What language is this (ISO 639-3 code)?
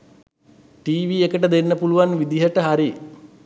sin